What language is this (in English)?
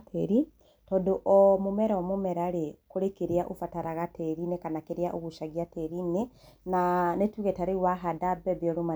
Kikuyu